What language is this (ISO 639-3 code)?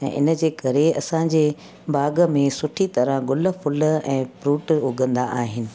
snd